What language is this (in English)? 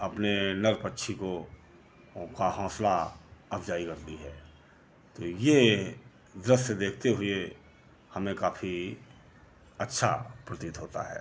Hindi